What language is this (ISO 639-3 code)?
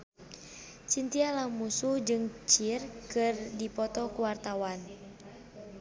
sun